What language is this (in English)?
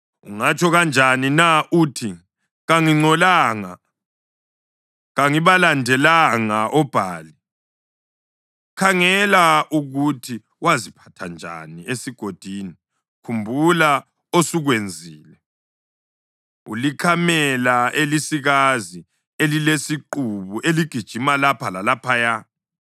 North Ndebele